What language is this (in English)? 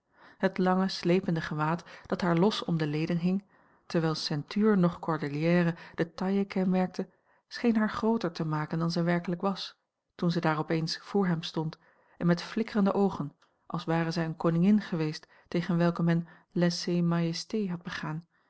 Dutch